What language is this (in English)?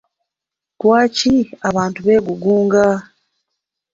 Ganda